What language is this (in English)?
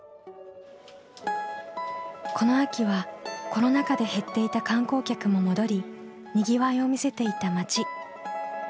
Japanese